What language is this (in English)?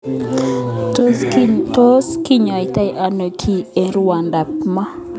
Kalenjin